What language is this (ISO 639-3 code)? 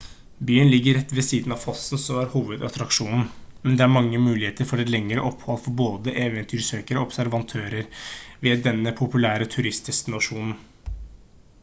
nob